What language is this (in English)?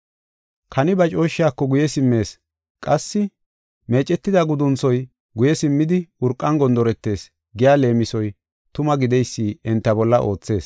Gofa